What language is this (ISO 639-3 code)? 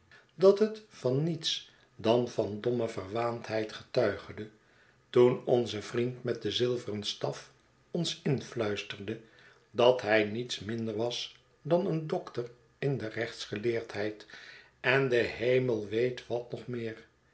nld